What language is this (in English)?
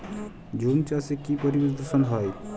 Bangla